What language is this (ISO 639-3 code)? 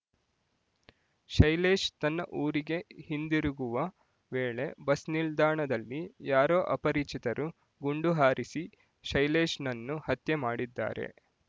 kan